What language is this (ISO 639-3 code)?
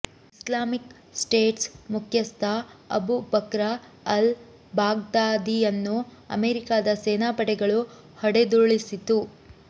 kan